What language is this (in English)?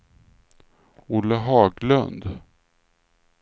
Swedish